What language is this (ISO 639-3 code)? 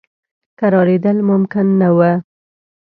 pus